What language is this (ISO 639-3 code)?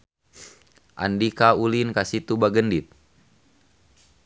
sun